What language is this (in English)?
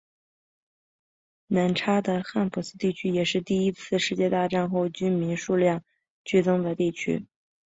Chinese